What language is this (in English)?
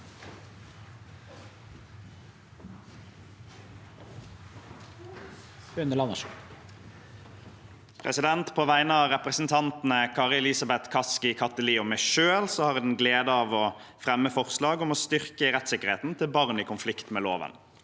Norwegian